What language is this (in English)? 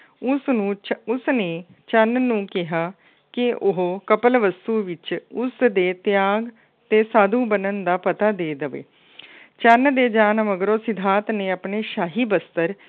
Punjabi